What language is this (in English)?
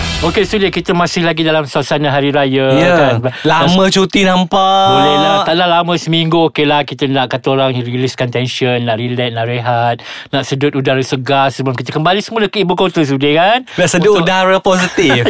Malay